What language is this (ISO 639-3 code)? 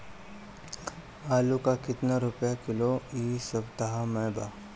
bho